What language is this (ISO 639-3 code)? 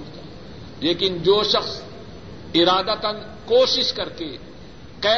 urd